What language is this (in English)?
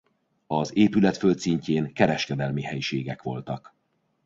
Hungarian